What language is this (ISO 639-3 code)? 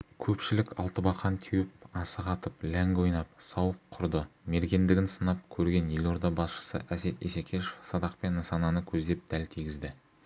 kaz